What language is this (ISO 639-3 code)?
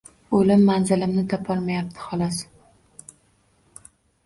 uzb